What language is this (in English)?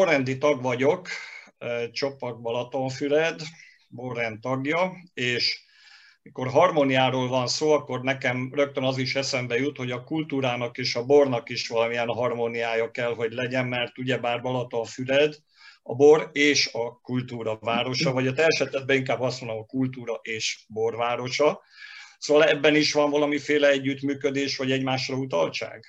Hungarian